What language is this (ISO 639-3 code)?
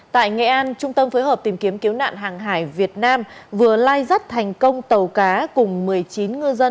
vie